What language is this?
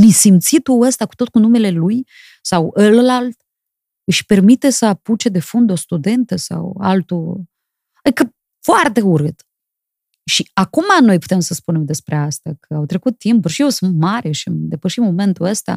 Romanian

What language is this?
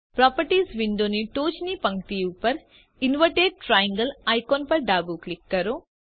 Gujarati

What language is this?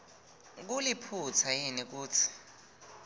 Swati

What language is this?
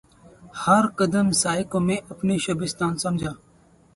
Urdu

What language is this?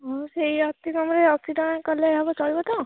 Odia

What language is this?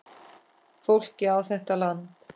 Icelandic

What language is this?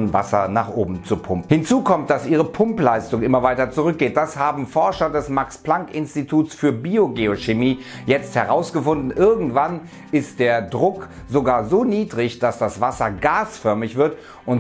German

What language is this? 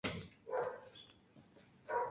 Spanish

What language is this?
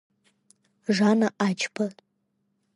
Abkhazian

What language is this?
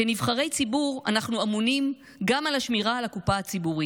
Hebrew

